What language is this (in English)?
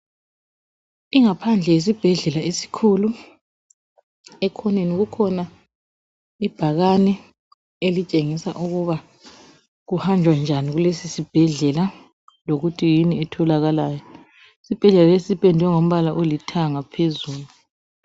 North Ndebele